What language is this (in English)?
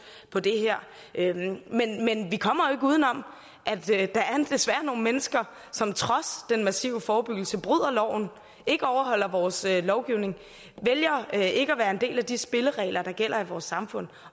Danish